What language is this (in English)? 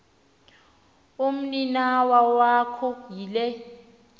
Xhosa